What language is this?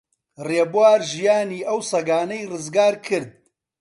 Central Kurdish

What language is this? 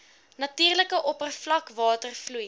Afrikaans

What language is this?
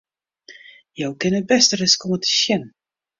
Western Frisian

